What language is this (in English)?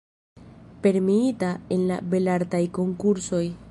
Esperanto